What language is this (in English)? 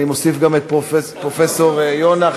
Hebrew